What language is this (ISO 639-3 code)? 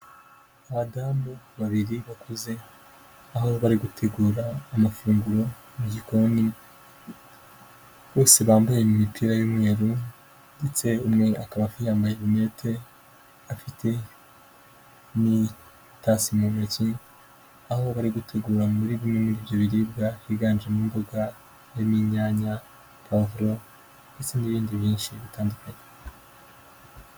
kin